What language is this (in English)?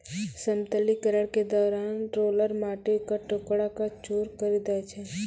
Maithili